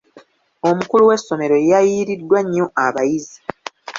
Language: Ganda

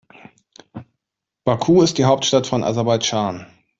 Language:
German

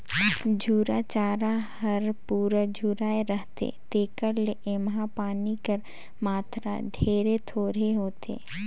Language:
Chhattisgarhi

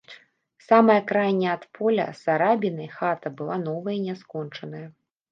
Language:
Belarusian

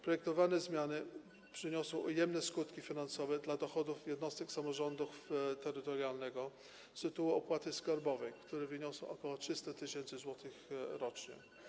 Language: Polish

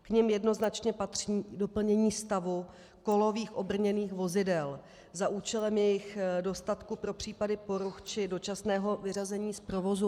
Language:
Czech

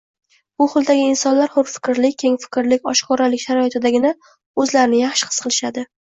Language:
Uzbek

